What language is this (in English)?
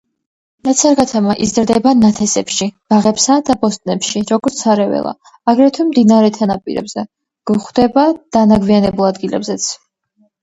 Georgian